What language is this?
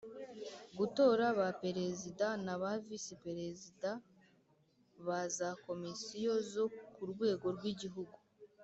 Kinyarwanda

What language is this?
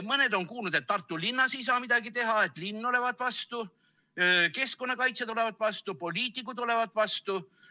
Estonian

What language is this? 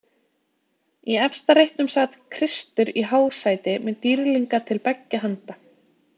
Icelandic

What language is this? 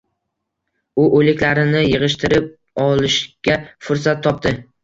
Uzbek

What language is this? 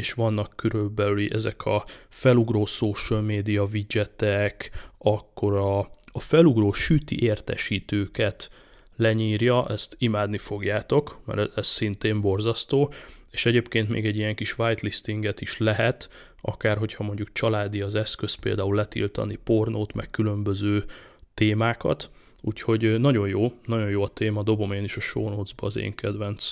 Hungarian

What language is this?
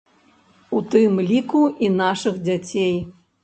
Belarusian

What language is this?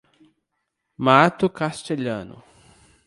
Portuguese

